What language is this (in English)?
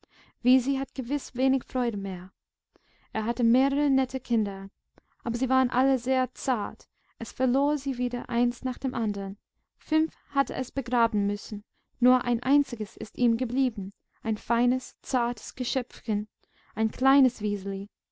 German